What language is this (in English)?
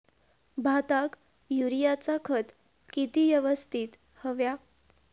Marathi